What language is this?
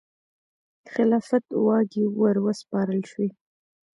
Pashto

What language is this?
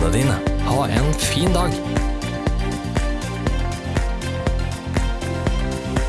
Norwegian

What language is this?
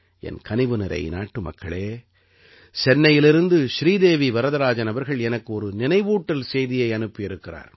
Tamil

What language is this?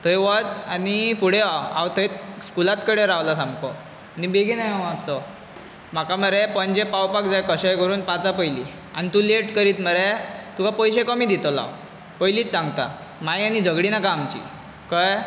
Konkani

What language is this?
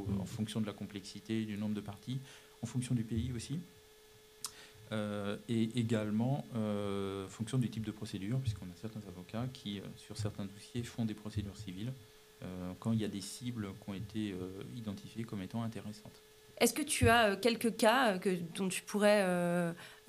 French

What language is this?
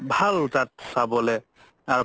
Assamese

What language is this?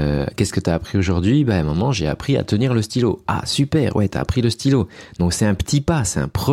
French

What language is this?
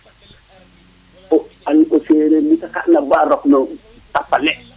Serer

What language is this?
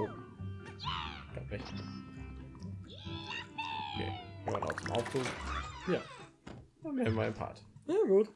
German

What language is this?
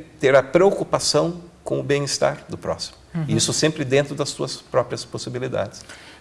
Portuguese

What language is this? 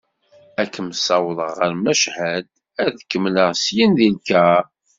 Kabyle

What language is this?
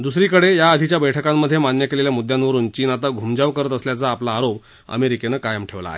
Marathi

